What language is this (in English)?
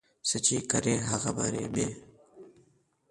Pashto